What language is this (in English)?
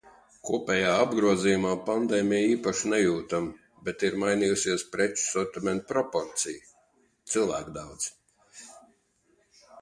Latvian